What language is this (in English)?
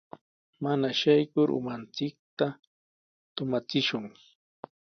Sihuas Ancash Quechua